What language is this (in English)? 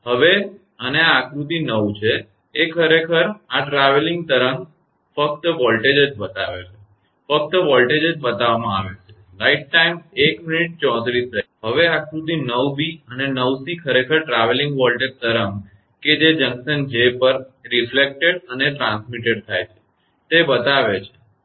Gujarati